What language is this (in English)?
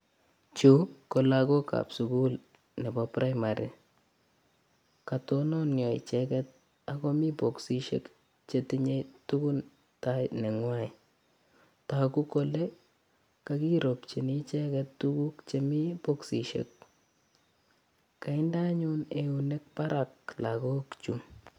Kalenjin